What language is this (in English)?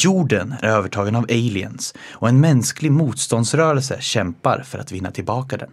Swedish